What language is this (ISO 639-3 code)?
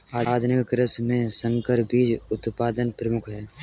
hin